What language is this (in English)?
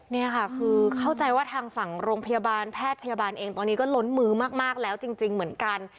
Thai